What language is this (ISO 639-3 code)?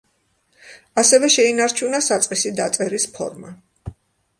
kat